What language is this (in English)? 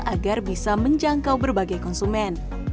Indonesian